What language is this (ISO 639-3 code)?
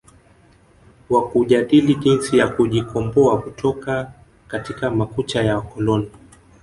swa